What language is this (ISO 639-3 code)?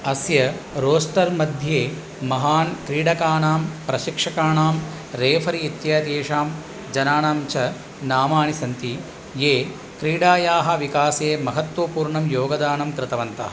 san